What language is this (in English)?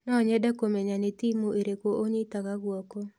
Kikuyu